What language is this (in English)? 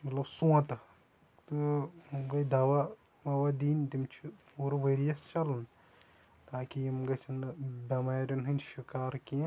Kashmiri